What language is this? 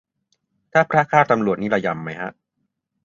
Thai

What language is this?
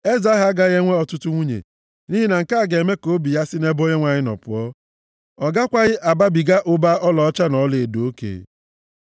Igbo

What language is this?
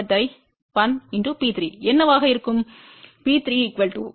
Tamil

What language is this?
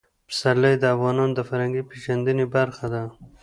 Pashto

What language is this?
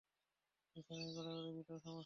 Bangla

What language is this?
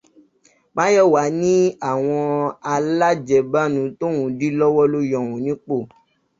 Yoruba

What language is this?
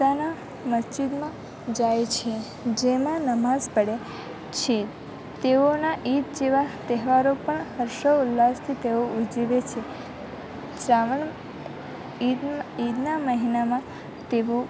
Gujarati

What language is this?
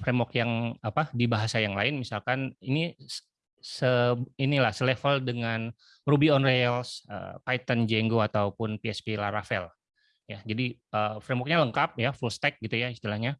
Indonesian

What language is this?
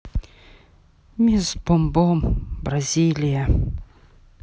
Russian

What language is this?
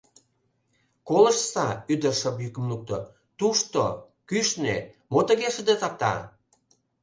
Mari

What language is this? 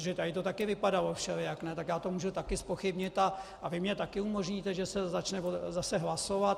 Czech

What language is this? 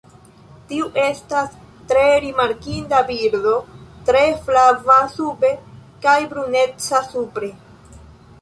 Esperanto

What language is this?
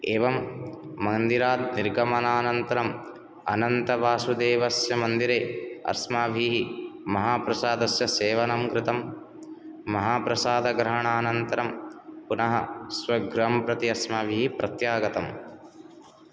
Sanskrit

